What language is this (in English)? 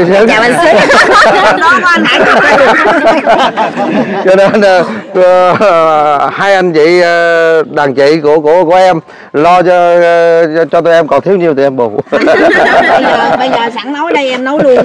Vietnamese